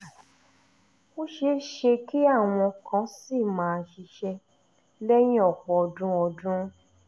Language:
Yoruba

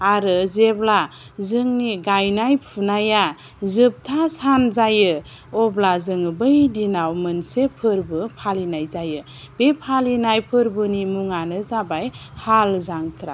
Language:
Bodo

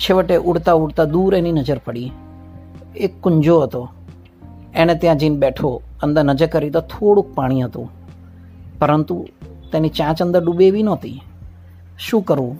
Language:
Gujarati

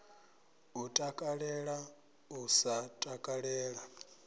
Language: Venda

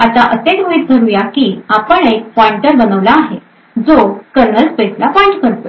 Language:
Marathi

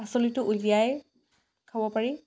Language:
Assamese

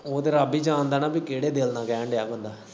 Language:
Punjabi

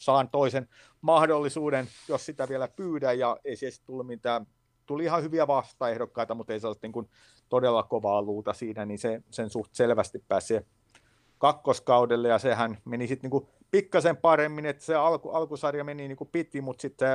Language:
Finnish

